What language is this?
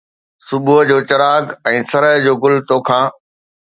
Sindhi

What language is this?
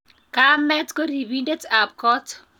Kalenjin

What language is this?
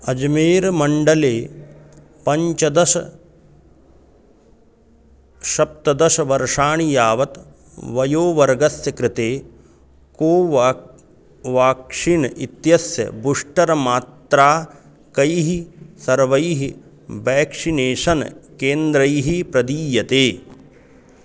Sanskrit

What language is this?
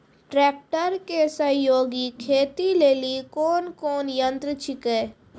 Maithili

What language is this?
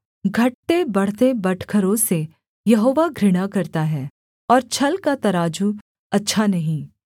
Hindi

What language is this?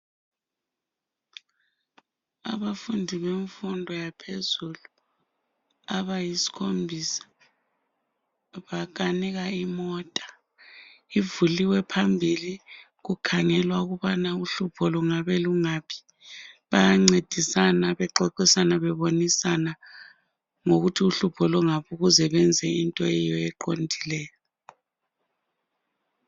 North Ndebele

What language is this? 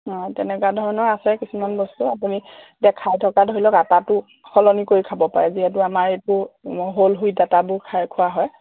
Assamese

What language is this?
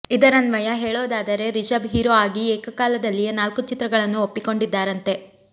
Kannada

